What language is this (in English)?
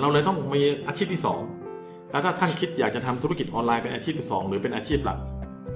Thai